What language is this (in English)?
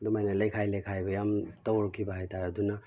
Manipuri